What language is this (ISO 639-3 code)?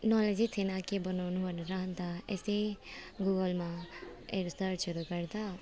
nep